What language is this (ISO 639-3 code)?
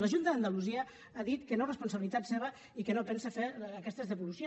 cat